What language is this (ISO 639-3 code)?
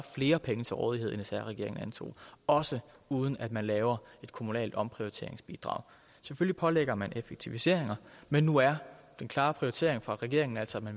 dan